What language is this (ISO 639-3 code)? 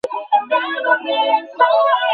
ben